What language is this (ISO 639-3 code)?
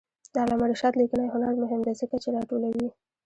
pus